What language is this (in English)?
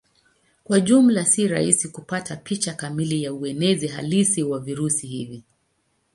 Swahili